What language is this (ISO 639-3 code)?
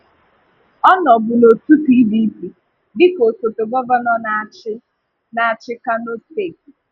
ibo